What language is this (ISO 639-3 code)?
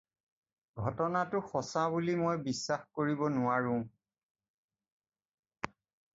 asm